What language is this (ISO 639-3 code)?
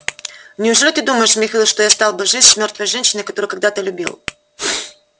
rus